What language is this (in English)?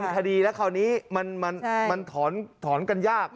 Thai